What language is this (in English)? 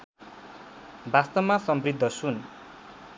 Nepali